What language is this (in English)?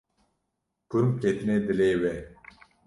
Kurdish